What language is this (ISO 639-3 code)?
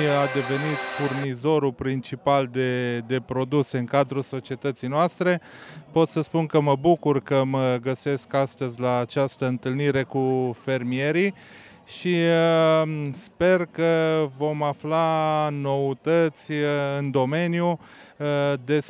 ron